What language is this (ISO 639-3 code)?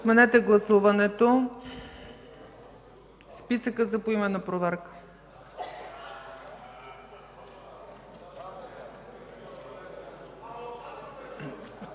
bul